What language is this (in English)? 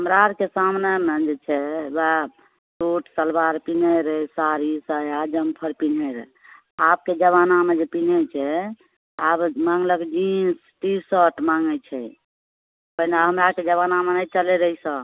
Maithili